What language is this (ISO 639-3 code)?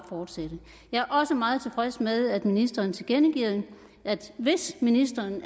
dan